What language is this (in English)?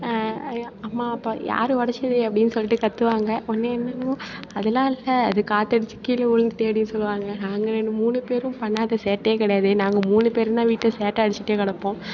Tamil